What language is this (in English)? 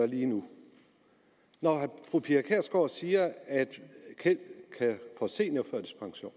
Danish